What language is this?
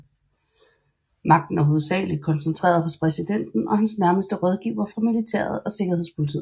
Danish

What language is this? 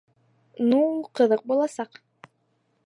Bashkir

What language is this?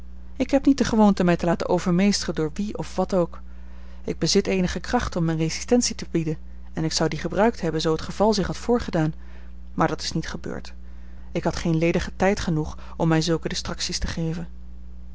Dutch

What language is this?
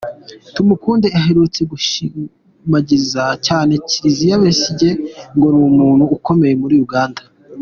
Kinyarwanda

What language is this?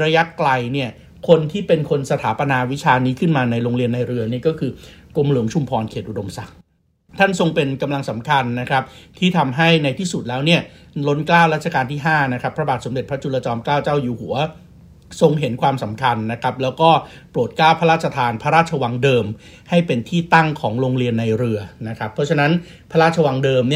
Thai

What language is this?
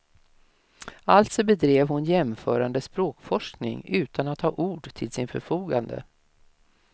Swedish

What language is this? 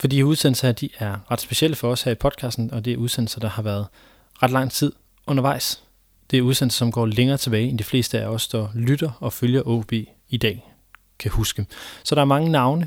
Danish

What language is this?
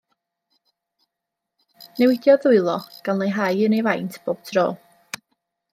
Welsh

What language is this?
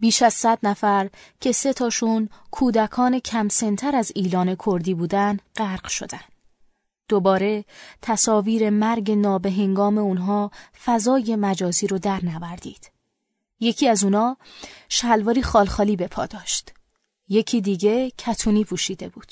Persian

